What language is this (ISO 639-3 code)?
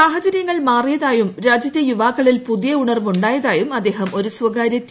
mal